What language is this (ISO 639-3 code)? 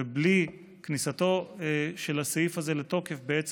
heb